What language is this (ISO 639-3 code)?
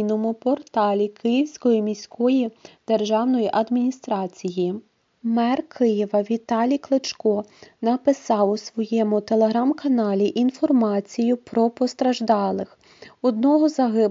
ukr